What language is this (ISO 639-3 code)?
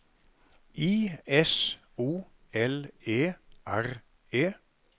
nor